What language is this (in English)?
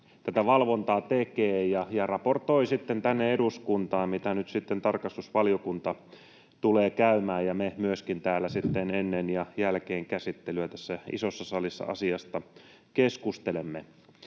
Finnish